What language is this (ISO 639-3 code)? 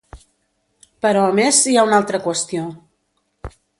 cat